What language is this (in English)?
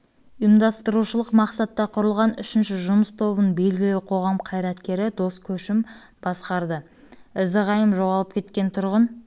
Kazakh